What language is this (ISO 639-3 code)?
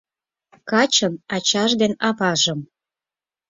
chm